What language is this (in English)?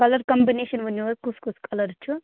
Kashmiri